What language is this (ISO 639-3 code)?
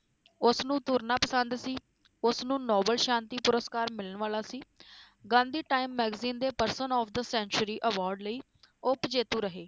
pan